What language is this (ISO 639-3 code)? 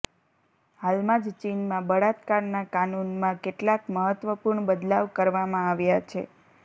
guj